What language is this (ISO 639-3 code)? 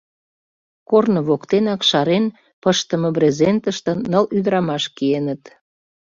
chm